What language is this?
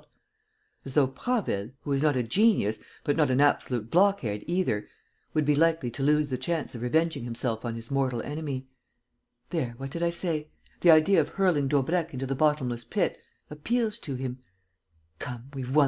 English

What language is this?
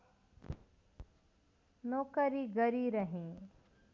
Nepali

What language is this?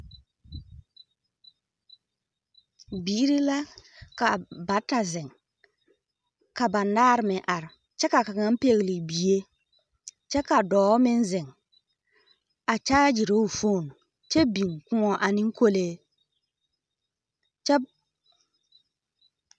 Southern Dagaare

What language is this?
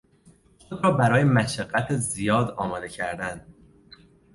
Persian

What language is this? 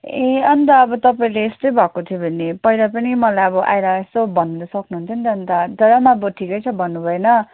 Nepali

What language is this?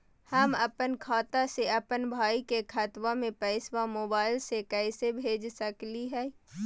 Magahi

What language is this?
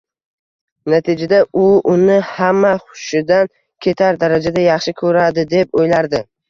Uzbek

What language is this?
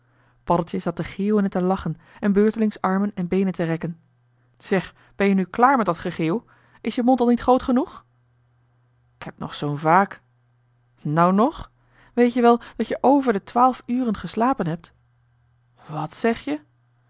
Dutch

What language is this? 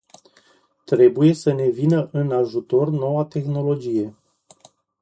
Romanian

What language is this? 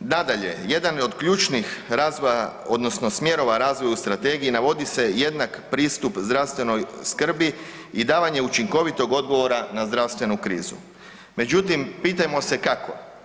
Croatian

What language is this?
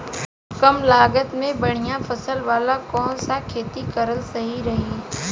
Bhojpuri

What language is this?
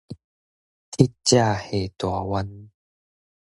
Min Nan Chinese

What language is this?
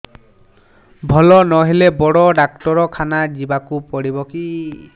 Odia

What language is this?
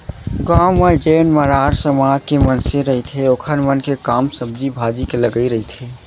Chhattisgarhi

